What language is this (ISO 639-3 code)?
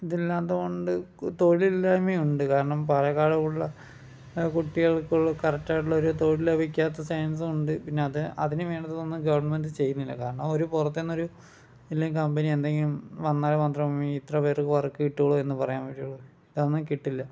mal